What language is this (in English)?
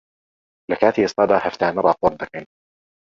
Central Kurdish